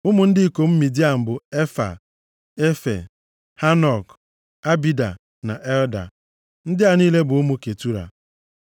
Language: Igbo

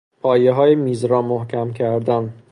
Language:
Persian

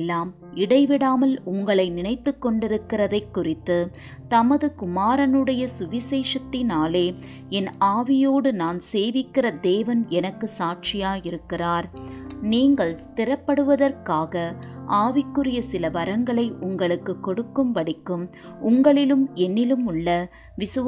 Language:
Tamil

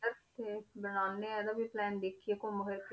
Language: Punjabi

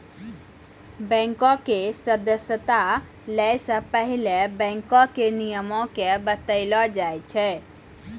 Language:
Maithili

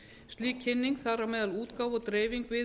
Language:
Icelandic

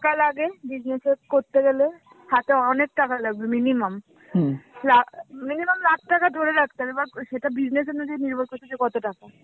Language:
Bangla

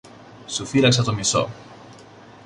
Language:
Greek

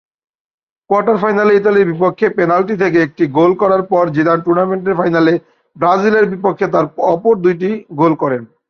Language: Bangla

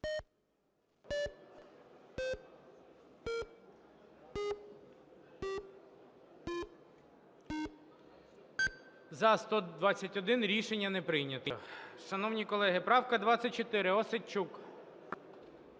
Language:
Ukrainian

